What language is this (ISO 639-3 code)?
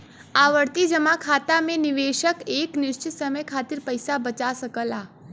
bho